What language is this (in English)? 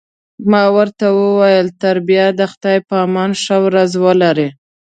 Pashto